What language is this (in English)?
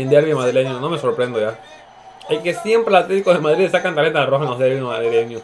Spanish